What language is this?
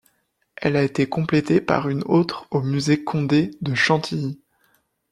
French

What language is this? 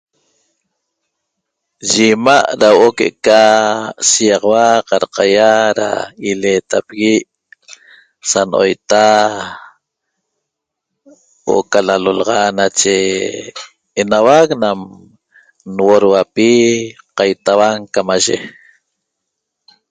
Toba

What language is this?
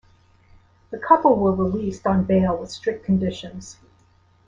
English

